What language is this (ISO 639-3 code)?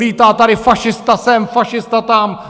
ces